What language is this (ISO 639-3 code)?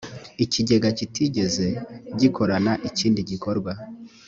kin